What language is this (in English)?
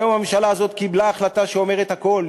Hebrew